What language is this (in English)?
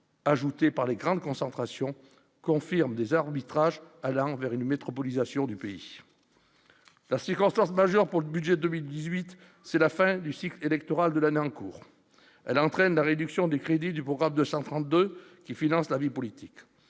French